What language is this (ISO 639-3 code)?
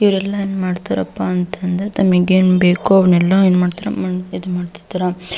kan